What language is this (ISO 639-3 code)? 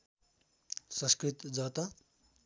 nep